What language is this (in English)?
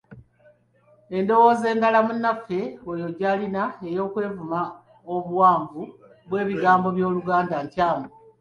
Ganda